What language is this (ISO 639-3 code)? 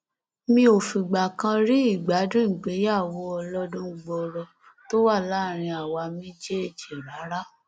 yor